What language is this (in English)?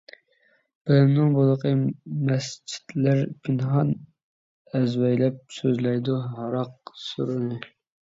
Uyghur